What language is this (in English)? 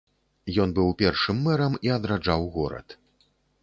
Belarusian